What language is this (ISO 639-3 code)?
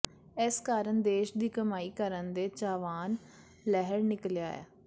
pan